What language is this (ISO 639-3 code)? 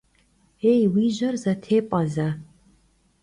kbd